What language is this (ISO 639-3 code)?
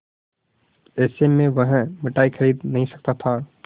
hin